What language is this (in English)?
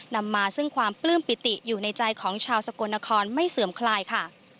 Thai